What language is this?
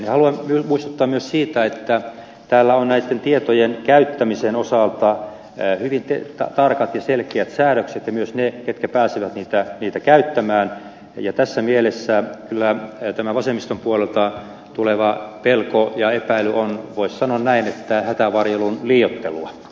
Finnish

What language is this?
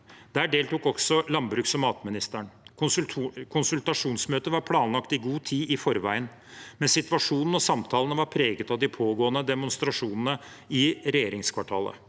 Norwegian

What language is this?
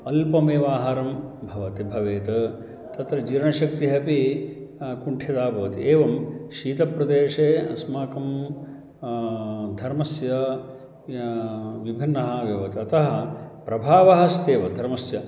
Sanskrit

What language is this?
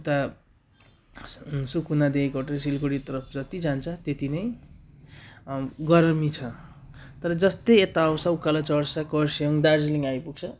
Nepali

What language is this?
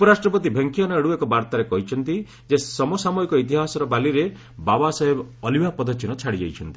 Odia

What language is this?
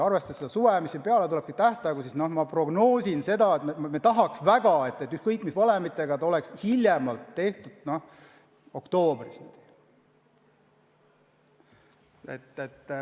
Estonian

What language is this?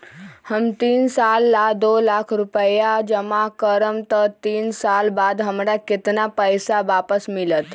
Magahi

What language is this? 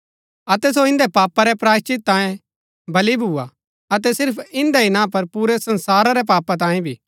Gaddi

